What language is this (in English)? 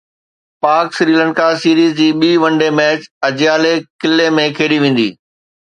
Sindhi